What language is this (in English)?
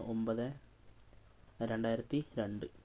Malayalam